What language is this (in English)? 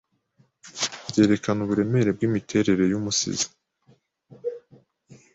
Kinyarwanda